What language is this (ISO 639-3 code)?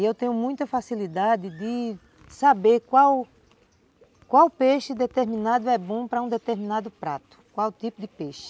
por